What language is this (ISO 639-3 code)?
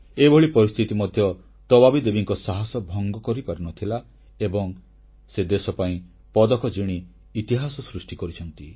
ori